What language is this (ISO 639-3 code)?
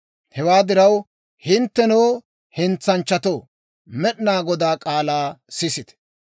dwr